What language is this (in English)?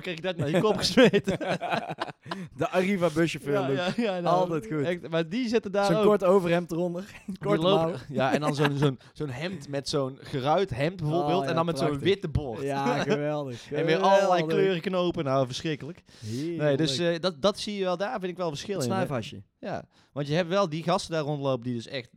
Dutch